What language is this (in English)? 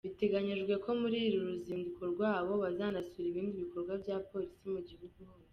Kinyarwanda